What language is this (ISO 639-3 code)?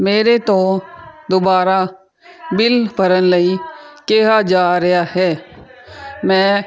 pan